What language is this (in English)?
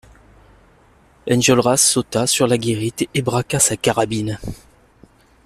French